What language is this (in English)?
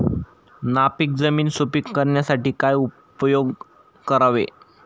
Marathi